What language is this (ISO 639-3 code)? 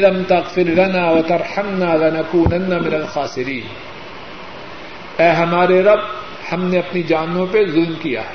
urd